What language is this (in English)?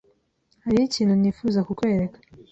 Kinyarwanda